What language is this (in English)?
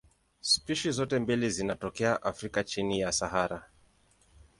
Swahili